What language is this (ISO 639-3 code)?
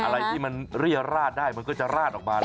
tha